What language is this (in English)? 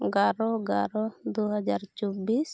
Santali